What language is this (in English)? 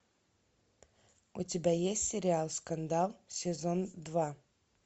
Russian